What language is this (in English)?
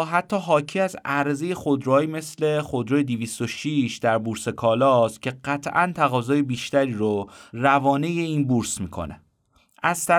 Persian